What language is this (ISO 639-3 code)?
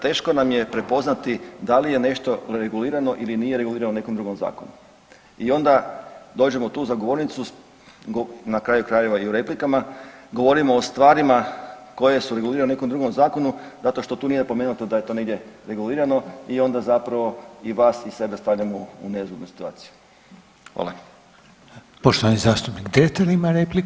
hrv